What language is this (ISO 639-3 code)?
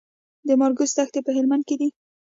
pus